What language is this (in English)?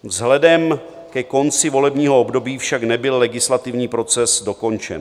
Czech